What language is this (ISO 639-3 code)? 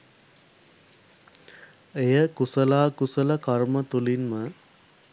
sin